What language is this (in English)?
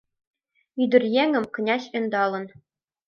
Mari